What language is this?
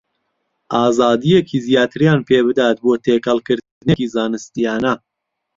Central Kurdish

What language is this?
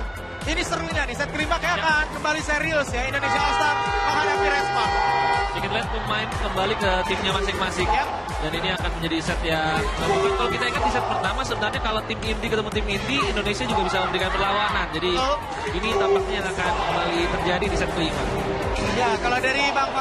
Indonesian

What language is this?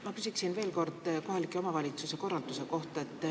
Estonian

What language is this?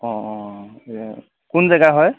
Assamese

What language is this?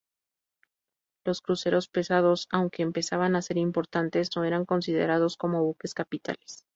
Spanish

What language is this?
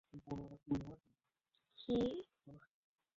Bangla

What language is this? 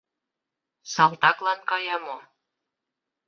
Mari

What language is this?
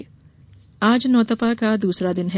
Hindi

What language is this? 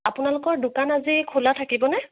Assamese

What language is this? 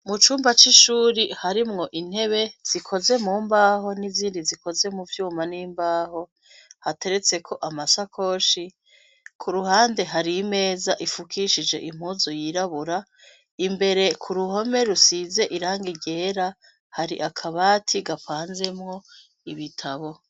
Rundi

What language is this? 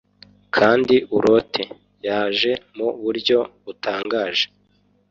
Kinyarwanda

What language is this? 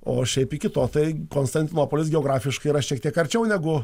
Lithuanian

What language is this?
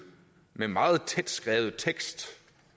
Danish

